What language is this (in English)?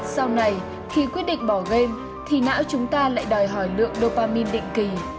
Vietnamese